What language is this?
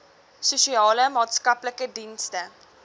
Afrikaans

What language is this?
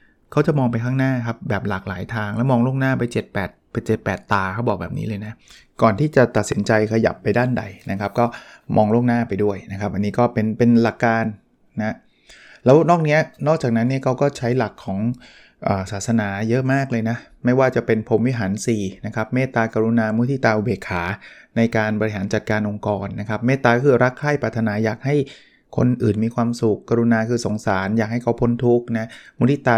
Thai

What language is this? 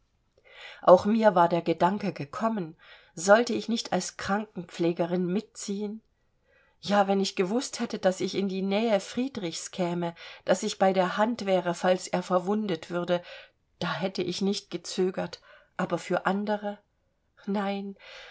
German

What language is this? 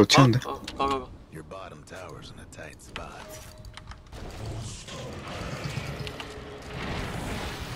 Korean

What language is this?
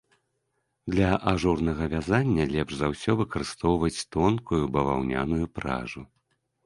Belarusian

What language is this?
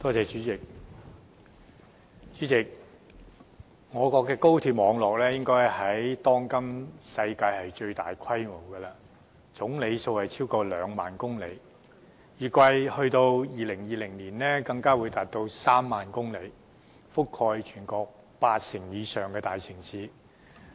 Cantonese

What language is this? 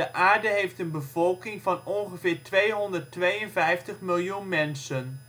Dutch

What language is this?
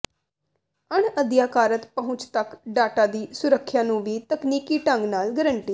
Punjabi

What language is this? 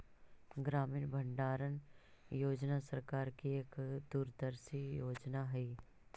Magahi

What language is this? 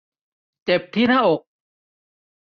Thai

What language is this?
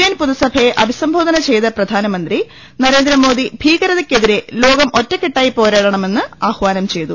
Malayalam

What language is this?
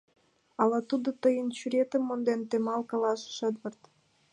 Mari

